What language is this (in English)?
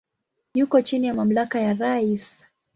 Swahili